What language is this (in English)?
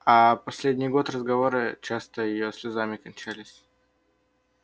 Russian